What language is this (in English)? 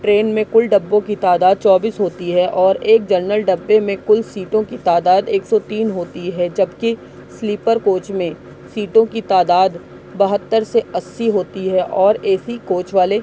Urdu